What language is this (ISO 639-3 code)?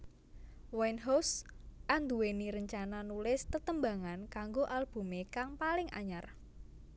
jav